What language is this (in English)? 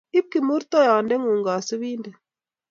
Kalenjin